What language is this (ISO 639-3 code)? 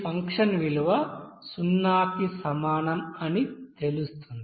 tel